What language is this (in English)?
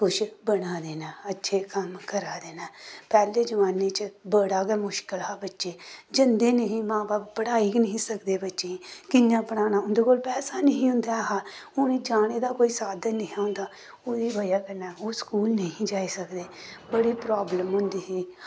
Dogri